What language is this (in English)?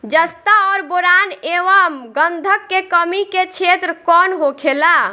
Bhojpuri